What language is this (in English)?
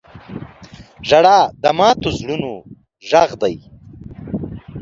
Pashto